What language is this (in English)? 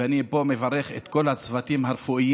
Hebrew